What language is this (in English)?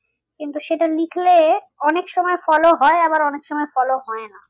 Bangla